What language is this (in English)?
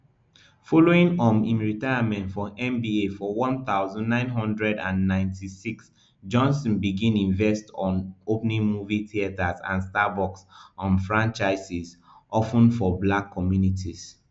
Nigerian Pidgin